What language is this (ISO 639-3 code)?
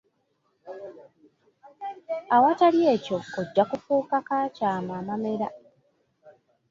lug